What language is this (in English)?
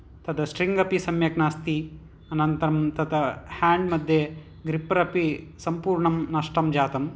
Sanskrit